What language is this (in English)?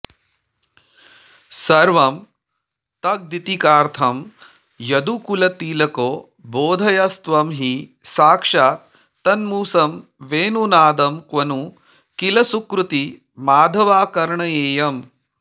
Sanskrit